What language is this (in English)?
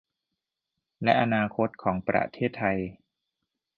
Thai